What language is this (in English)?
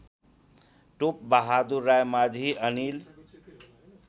Nepali